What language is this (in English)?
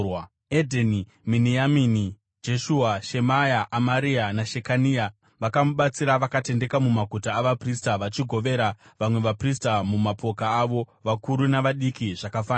Shona